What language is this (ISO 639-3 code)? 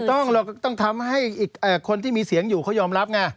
tha